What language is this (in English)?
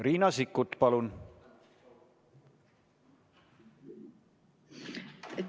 Estonian